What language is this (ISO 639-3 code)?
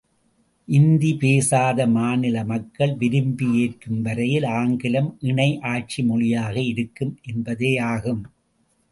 tam